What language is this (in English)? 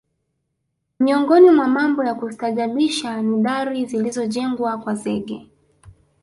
Swahili